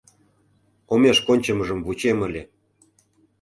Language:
Mari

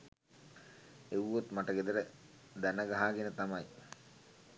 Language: Sinhala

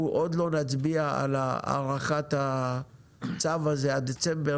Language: Hebrew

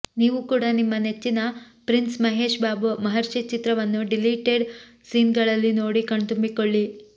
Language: Kannada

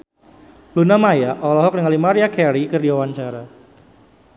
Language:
Sundanese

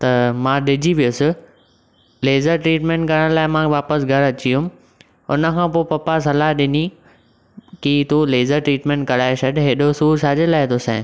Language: Sindhi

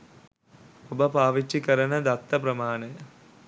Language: Sinhala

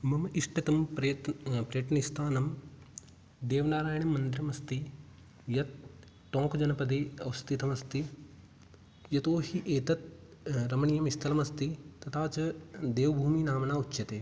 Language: Sanskrit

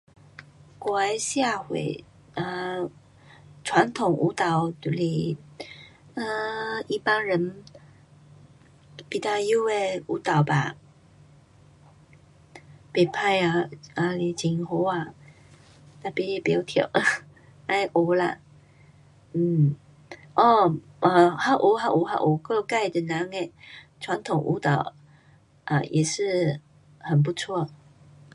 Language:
Pu-Xian Chinese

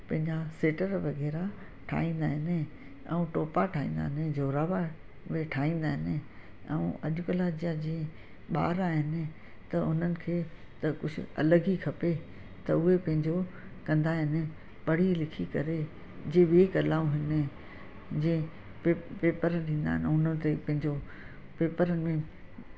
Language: Sindhi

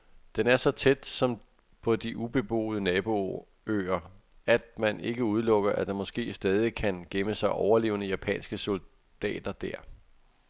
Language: Danish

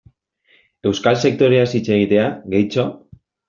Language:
Basque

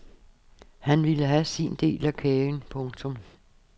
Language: Danish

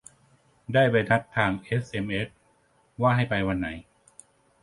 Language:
Thai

